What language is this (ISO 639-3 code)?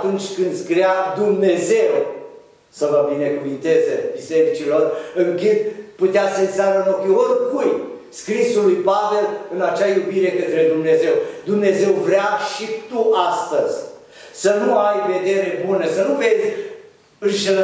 ron